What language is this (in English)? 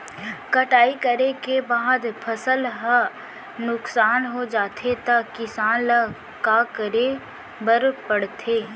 Chhattisgarhi